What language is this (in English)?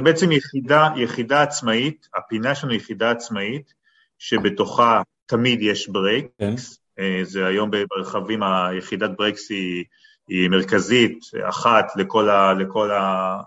Hebrew